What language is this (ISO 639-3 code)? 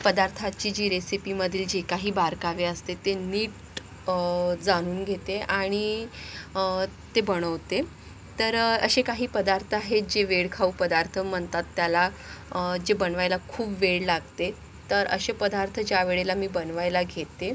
mar